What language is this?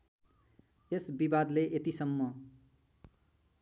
Nepali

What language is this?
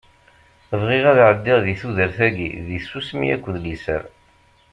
Kabyle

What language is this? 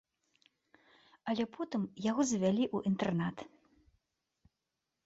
Belarusian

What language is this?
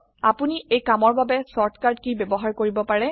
Assamese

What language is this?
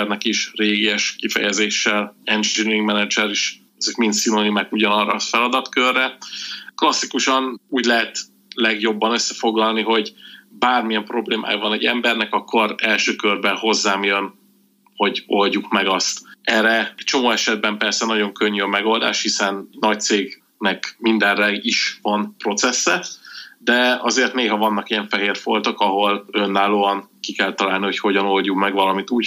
Hungarian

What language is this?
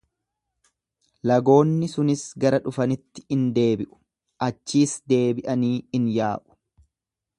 Oromo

